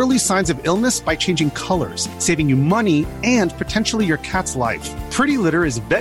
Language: Swedish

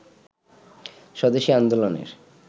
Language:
Bangla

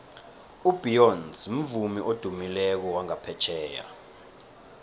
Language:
South Ndebele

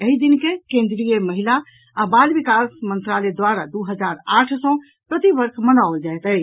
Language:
Maithili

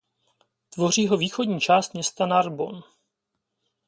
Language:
Czech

